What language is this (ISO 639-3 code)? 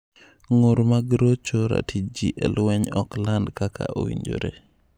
luo